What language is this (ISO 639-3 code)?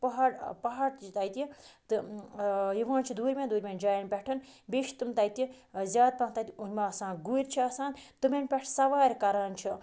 kas